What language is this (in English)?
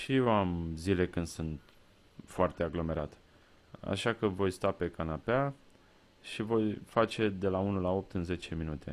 Romanian